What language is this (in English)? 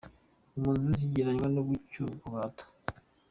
Kinyarwanda